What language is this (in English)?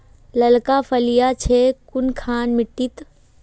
Magahi